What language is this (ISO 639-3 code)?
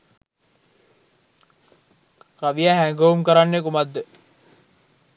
sin